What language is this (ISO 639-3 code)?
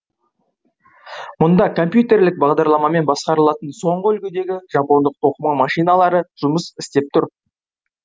kaz